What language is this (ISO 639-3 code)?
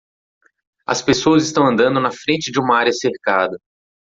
por